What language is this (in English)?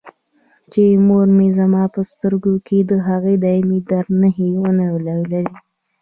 Pashto